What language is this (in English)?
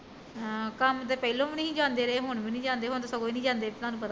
Punjabi